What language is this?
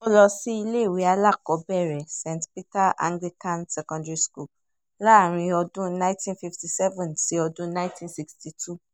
Yoruba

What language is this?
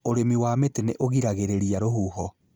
Kikuyu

